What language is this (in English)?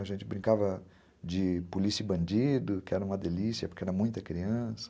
Portuguese